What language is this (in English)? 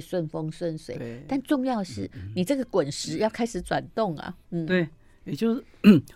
Chinese